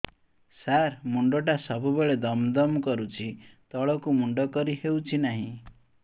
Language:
Odia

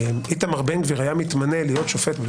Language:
Hebrew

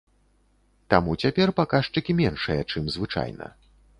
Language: Belarusian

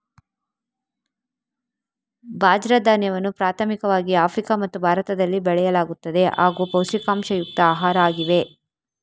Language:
Kannada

